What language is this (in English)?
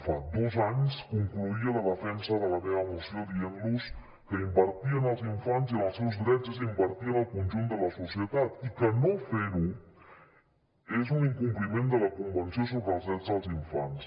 Catalan